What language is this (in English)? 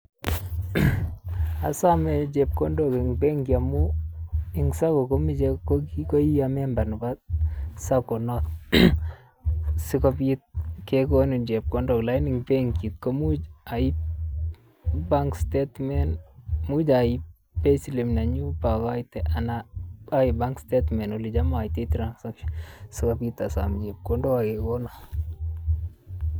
Kalenjin